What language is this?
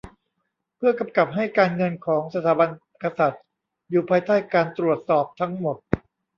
Thai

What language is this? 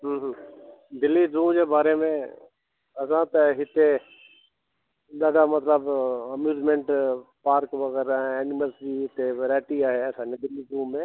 Sindhi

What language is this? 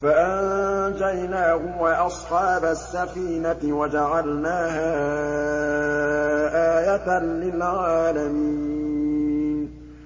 Arabic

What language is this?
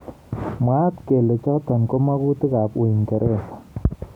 Kalenjin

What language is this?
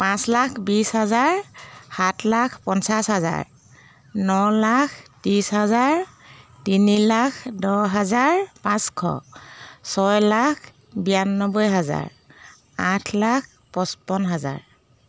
Assamese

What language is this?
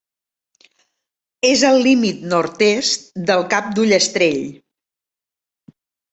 Catalan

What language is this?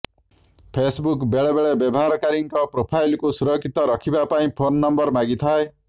Odia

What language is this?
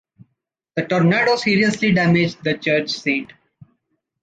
English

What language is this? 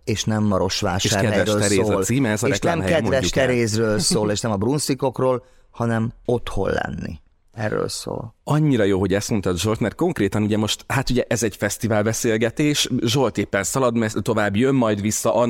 Hungarian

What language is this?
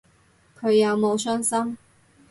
Cantonese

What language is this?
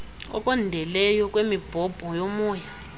Xhosa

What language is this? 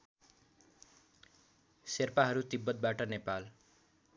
Nepali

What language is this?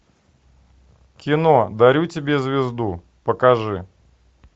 Russian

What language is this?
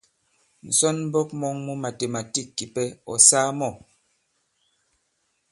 Bankon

